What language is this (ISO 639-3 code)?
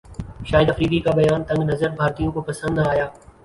urd